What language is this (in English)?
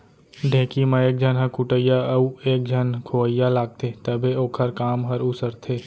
Chhattisgarhi